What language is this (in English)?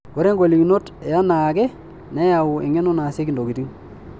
Masai